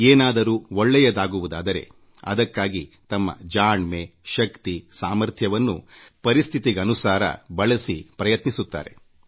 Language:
Kannada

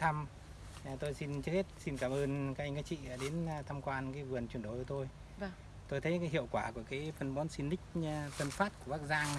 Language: Vietnamese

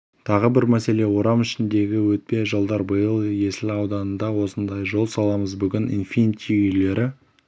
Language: Kazakh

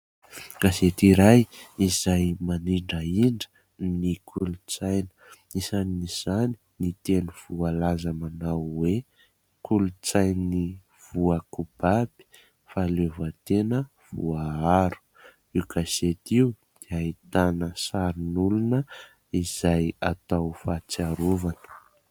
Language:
Malagasy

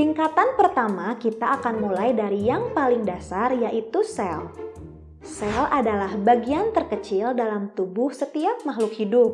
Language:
Indonesian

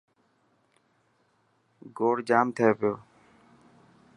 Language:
Dhatki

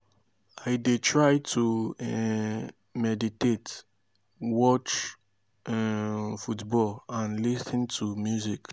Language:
Nigerian Pidgin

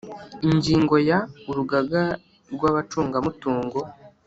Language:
Kinyarwanda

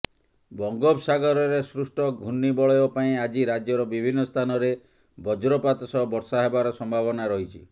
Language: Odia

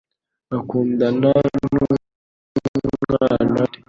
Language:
Kinyarwanda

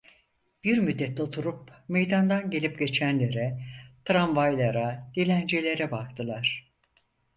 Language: Turkish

